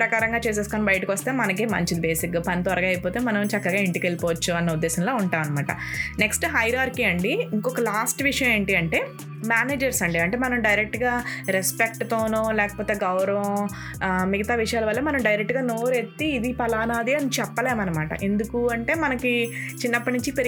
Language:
Telugu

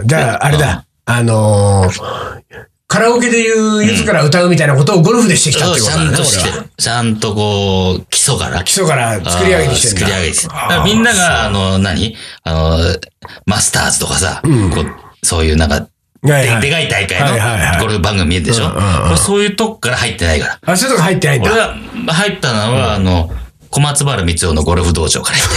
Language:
Japanese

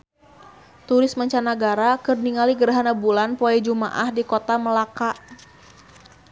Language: Sundanese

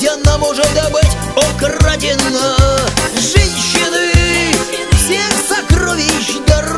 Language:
Russian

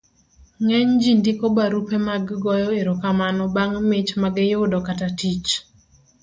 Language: Luo (Kenya and Tanzania)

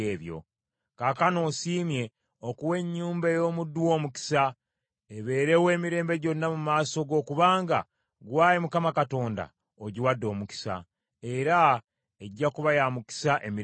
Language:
Ganda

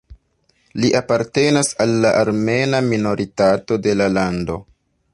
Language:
Esperanto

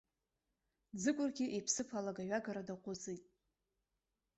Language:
Abkhazian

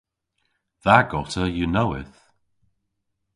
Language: Cornish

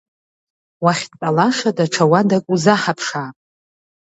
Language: Abkhazian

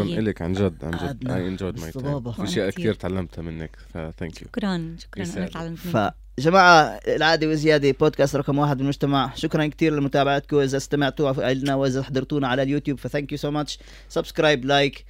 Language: Arabic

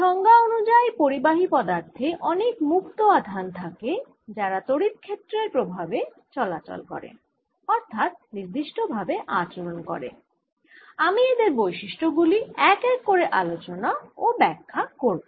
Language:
Bangla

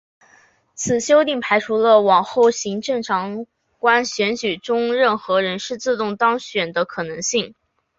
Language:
Chinese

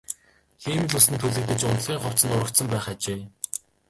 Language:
Mongolian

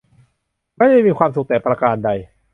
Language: Thai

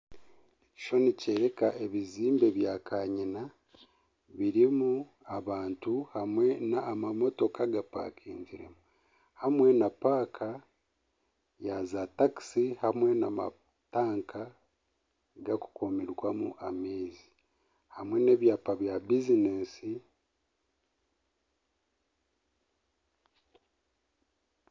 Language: Nyankole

